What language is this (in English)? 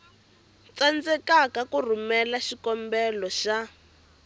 Tsonga